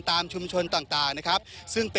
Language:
Thai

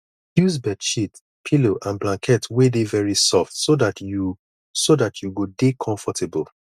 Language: Nigerian Pidgin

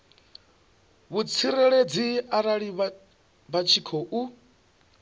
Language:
Venda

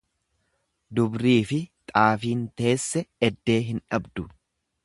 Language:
Oromo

